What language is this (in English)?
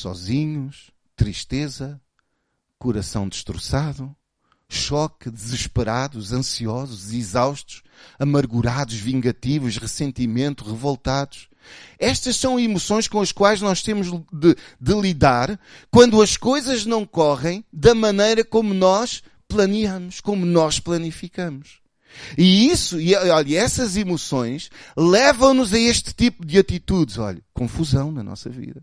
Portuguese